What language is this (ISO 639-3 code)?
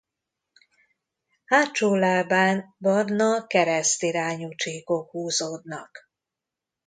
hun